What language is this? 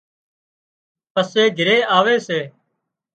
Wadiyara Koli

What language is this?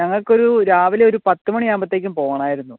Malayalam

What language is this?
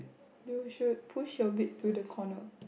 English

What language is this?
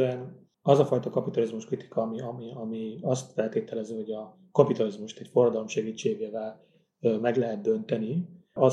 Hungarian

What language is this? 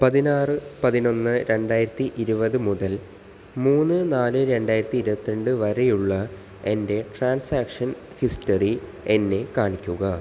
Malayalam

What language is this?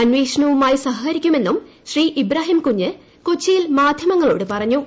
Malayalam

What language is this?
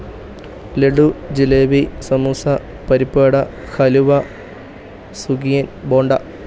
Malayalam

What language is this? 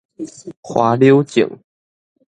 Min Nan Chinese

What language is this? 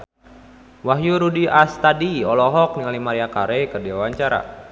Sundanese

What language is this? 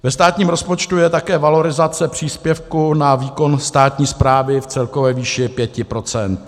Czech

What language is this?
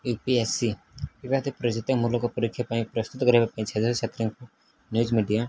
Odia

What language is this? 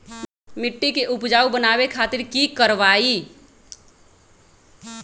Magahi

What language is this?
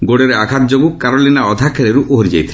Odia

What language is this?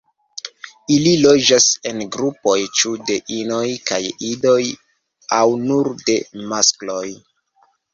Esperanto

